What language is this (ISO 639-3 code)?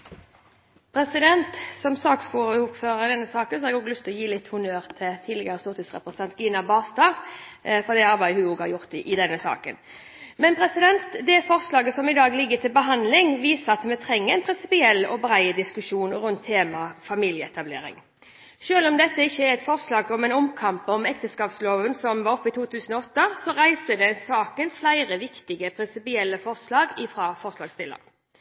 nob